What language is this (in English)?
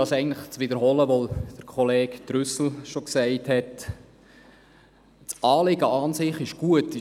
Swiss German